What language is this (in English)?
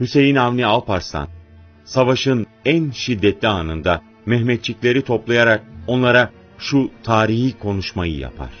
Turkish